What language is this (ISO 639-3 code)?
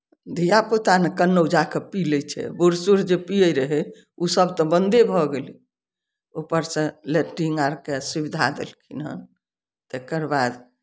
mai